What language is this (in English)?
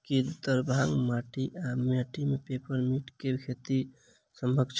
Maithili